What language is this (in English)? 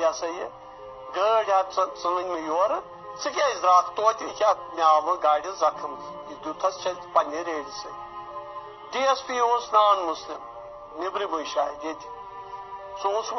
Urdu